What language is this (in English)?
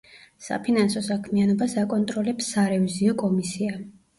Georgian